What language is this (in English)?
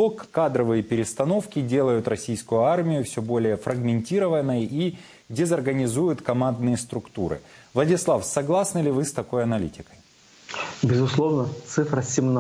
Russian